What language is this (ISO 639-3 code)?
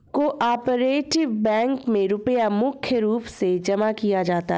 hin